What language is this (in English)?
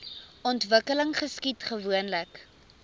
Afrikaans